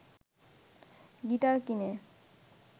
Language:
Bangla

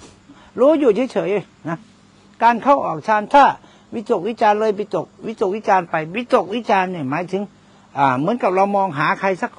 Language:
Thai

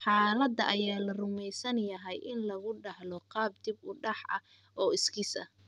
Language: Somali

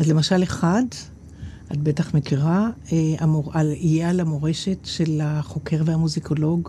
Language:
Hebrew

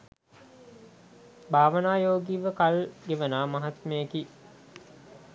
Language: Sinhala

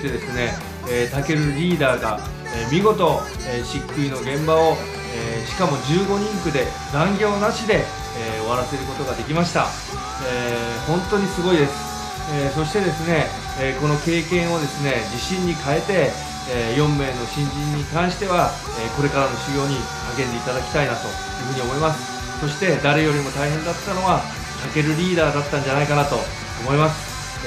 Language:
Japanese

